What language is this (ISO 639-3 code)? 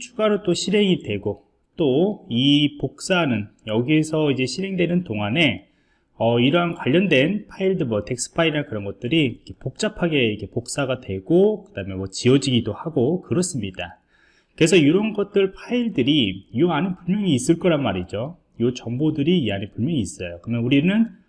kor